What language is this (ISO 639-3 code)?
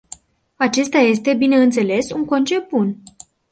ron